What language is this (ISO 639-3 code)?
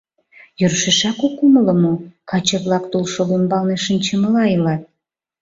chm